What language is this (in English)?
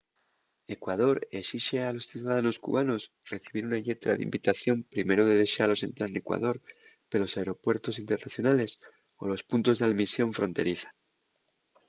Asturian